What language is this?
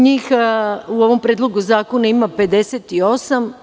Serbian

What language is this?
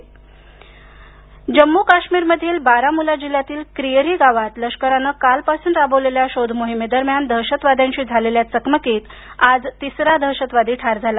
Marathi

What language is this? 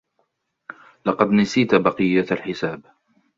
Arabic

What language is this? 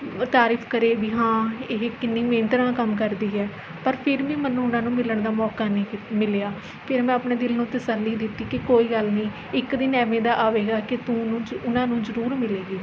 Punjabi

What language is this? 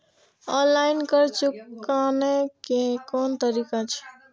Maithili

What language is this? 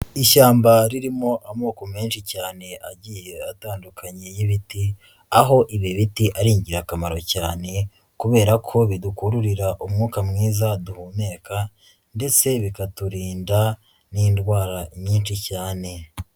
Kinyarwanda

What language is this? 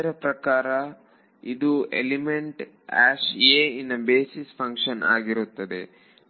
Kannada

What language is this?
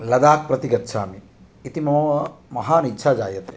Sanskrit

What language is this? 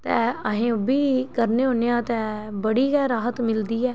Dogri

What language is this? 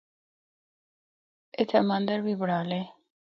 Northern Hindko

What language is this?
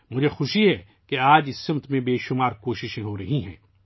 Urdu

